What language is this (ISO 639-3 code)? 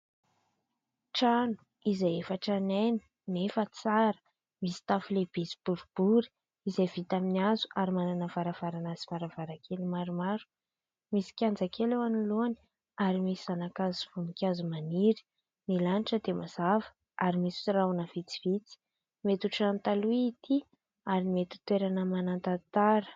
mlg